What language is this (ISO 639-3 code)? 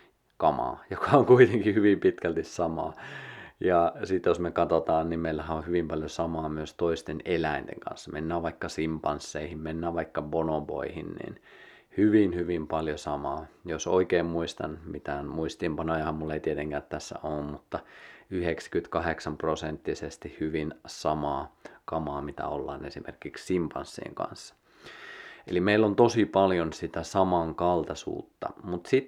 fin